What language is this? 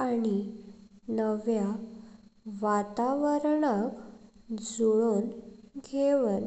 Konkani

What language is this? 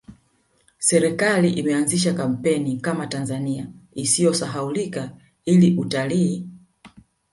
Swahili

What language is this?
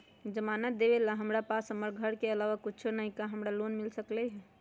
Magahi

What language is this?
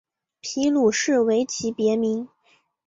Chinese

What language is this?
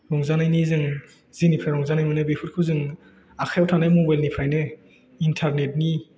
Bodo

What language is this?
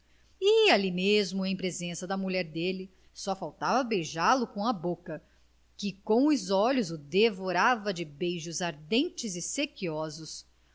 Portuguese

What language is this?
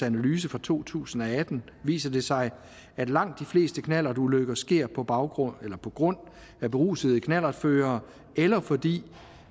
Danish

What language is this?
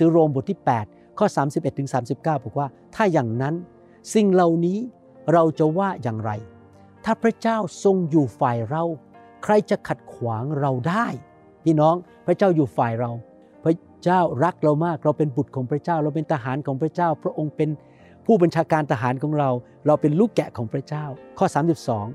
Thai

